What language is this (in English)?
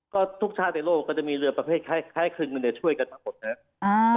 Thai